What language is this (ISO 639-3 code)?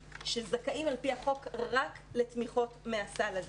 heb